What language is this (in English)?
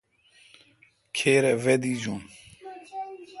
Kalkoti